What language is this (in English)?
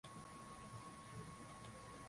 Swahili